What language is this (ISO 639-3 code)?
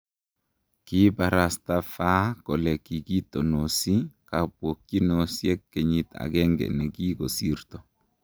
kln